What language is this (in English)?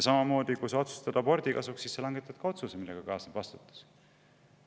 Estonian